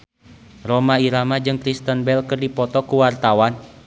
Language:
Sundanese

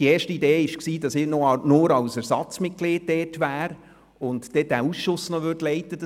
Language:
Swiss German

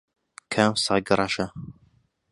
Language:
Central Kurdish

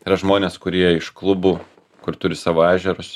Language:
Lithuanian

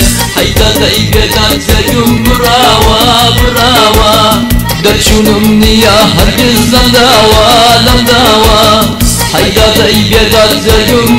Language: Arabic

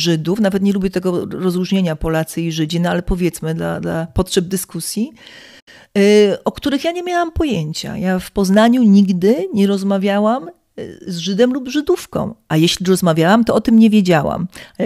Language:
Polish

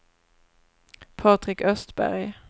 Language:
Swedish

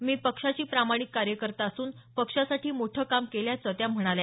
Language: Marathi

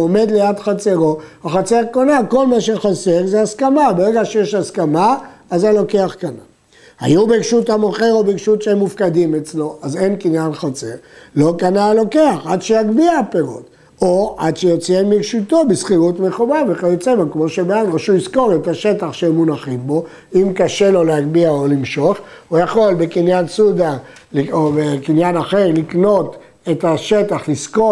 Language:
Hebrew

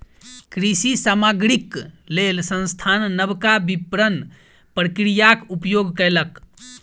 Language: Maithili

